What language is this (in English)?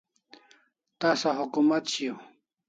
Kalasha